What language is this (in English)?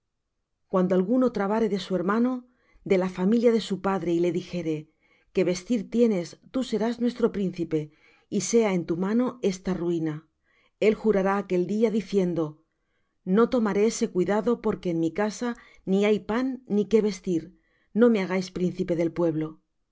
Spanish